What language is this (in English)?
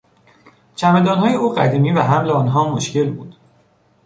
Persian